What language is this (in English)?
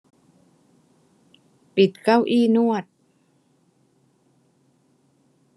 Thai